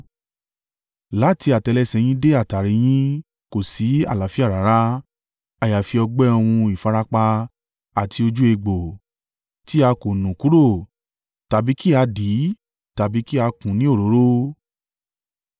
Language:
Yoruba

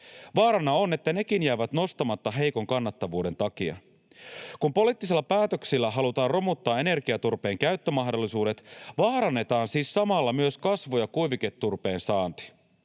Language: Finnish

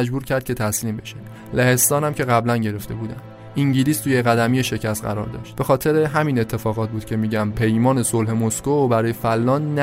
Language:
Persian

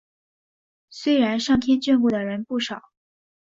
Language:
Chinese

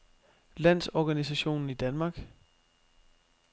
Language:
Danish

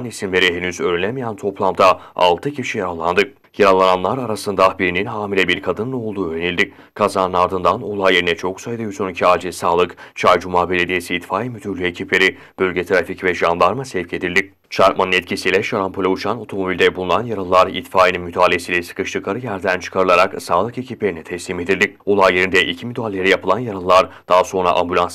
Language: Turkish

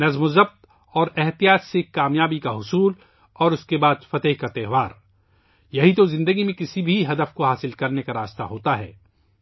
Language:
Urdu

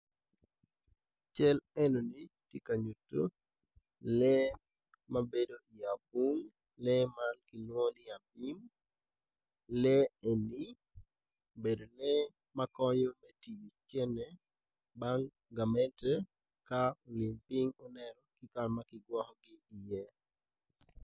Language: Acoli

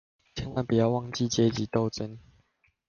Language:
Chinese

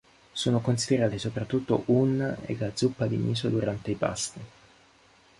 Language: Italian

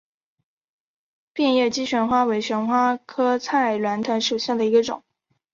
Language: Chinese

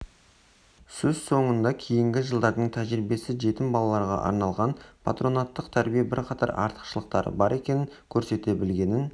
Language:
Kazakh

